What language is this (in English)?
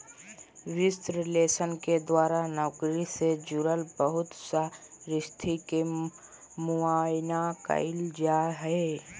Magahi